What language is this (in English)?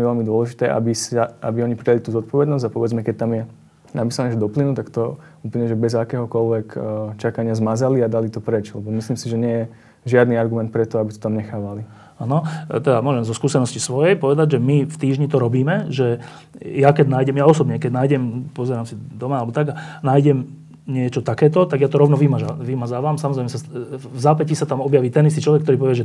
Slovak